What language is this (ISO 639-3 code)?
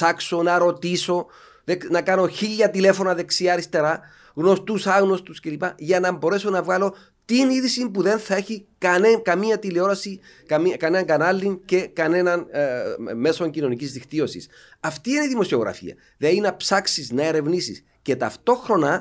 ell